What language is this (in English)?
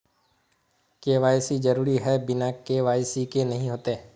Magahi